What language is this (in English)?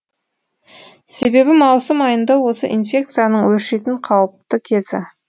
Kazakh